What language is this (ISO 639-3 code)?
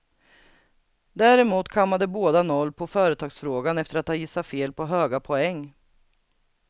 swe